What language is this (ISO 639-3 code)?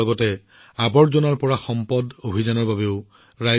asm